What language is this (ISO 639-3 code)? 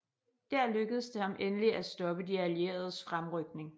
dan